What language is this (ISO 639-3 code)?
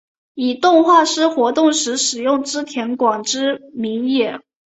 zho